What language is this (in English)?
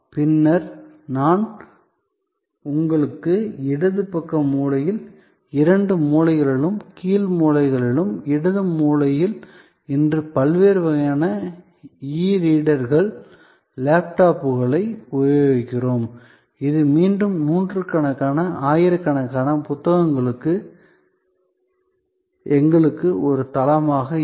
Tamil